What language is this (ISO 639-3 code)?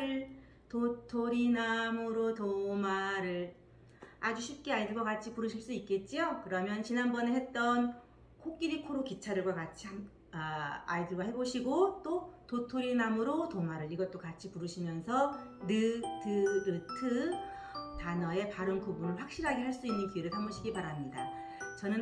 kor